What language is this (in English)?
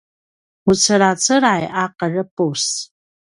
Paiwan